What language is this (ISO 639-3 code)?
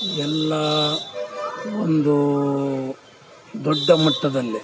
kan